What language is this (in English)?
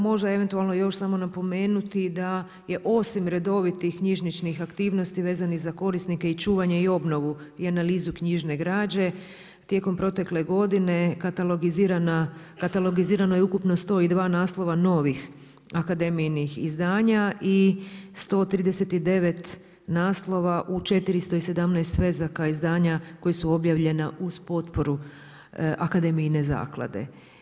Croatian